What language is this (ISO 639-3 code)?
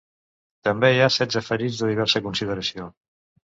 cat